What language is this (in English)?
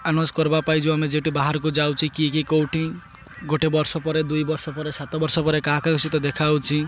Odia